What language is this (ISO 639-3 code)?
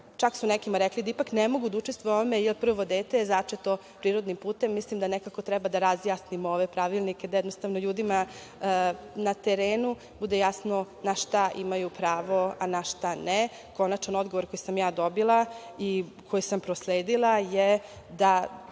srp